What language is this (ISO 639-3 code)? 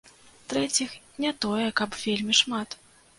bel